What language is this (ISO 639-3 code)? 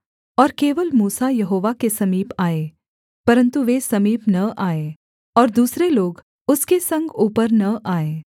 hin